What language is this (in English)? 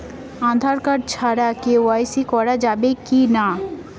Bangla